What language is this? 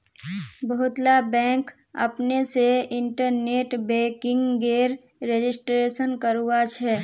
Magahi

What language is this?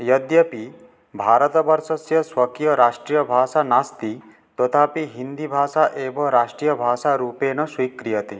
Sanskrit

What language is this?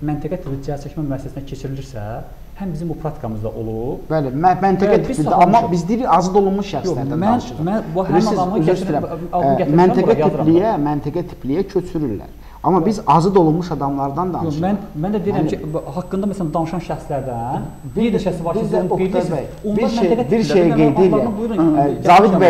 Turkish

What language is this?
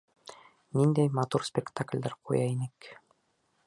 Bashkir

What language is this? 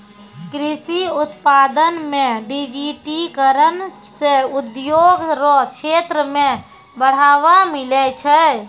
Maithili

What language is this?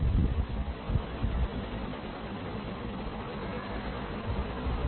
Telugu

